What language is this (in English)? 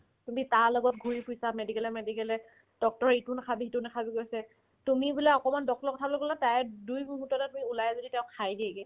Assamese